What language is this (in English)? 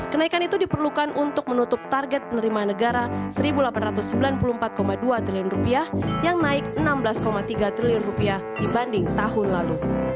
Indonesian